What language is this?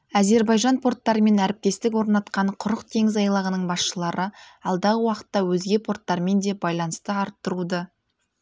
Kazakh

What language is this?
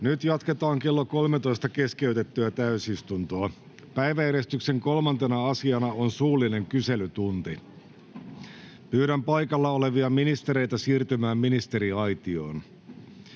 Finnish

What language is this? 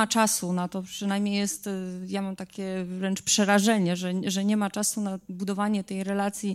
Polish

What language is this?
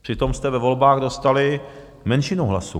Czech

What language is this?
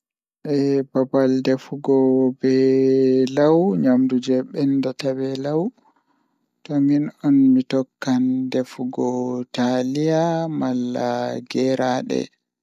Fula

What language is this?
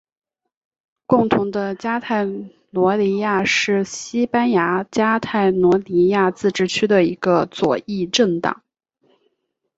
Chinese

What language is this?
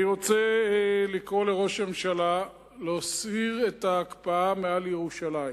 Hebrew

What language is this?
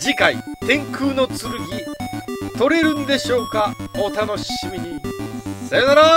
Japanese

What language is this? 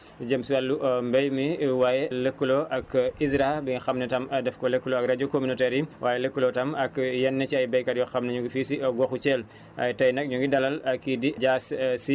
Wolof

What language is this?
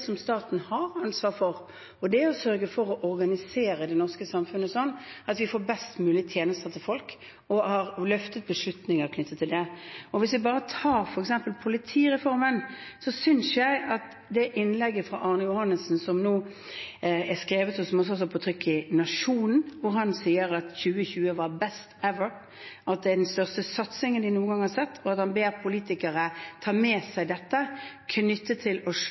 Norwegian Bokmål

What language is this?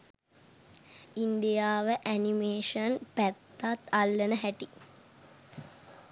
Sinhala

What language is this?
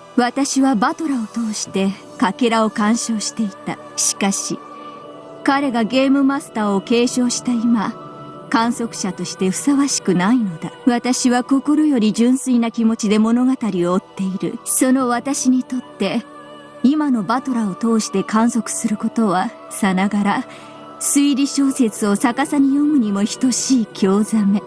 Japanese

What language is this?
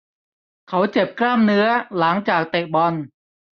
Thai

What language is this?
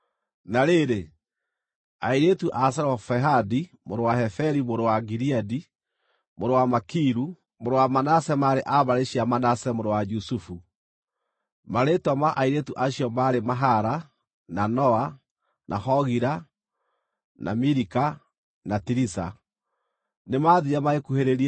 Kikuyu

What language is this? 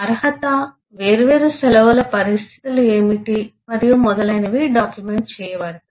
Telugu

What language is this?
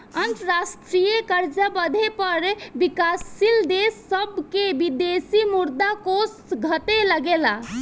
Bhojpuri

